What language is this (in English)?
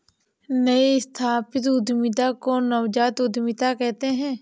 Hindi